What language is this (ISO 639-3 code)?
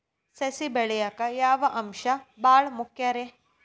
kan